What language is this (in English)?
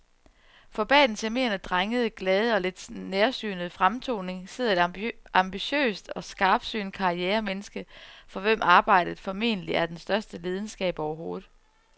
Danish